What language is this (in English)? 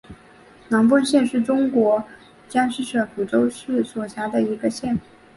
Chinese